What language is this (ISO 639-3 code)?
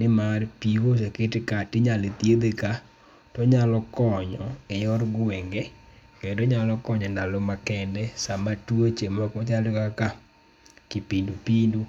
luo